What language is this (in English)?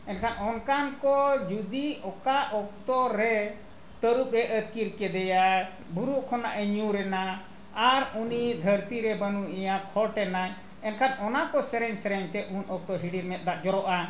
Santali